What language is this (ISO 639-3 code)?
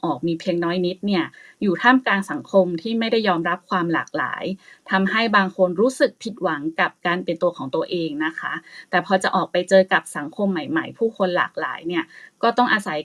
tha